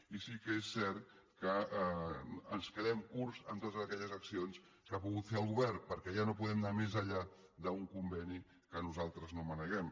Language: Catalan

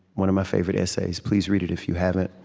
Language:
English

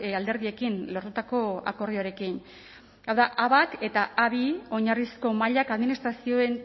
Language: Basque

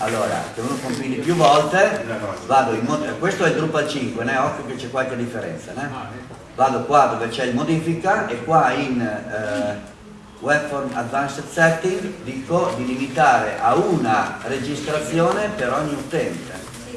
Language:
Italian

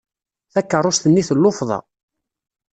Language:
Kabyle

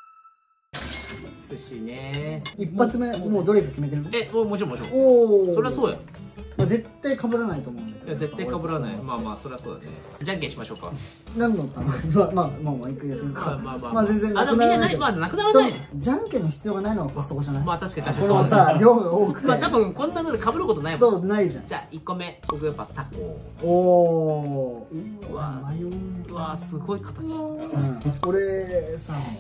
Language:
Japanese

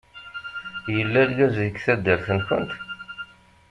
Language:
Kabyle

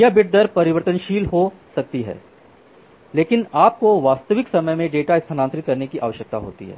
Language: Hindi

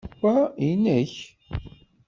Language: Kabyle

